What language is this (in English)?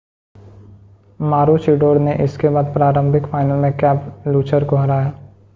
Hindi